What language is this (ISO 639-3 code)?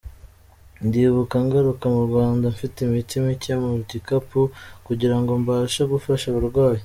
kin